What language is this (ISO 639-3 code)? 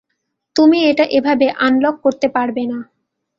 ben